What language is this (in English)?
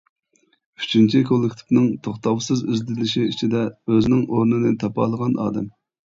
Uyghur